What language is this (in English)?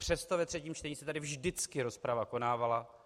Czech